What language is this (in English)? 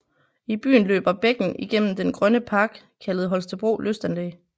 Danish